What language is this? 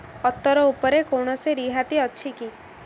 Odia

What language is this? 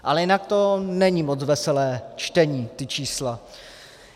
Czech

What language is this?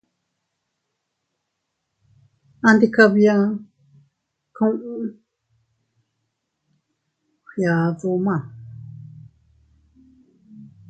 Teutila Cuicatec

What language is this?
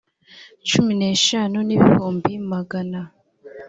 Kinyarwanda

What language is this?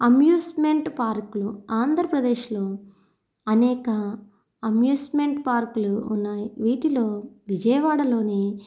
Telugu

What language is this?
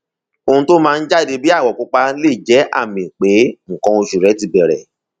Yoruba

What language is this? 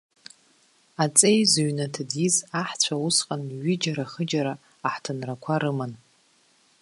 Abkhazian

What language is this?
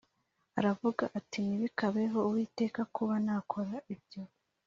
Kinyarwanda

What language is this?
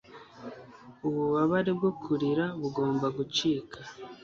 Kinyarwanda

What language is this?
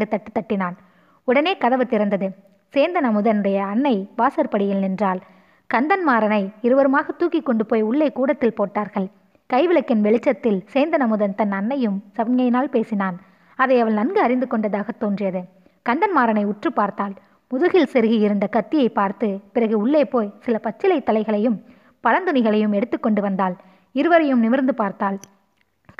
Tamil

